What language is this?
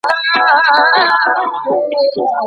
Pashto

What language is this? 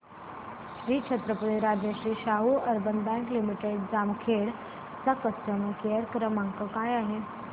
Marathi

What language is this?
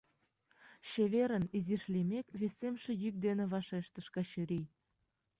Mari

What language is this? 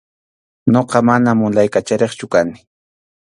Arequipa-La Unión Quechua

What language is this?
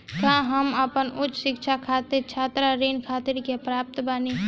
Bhojpuri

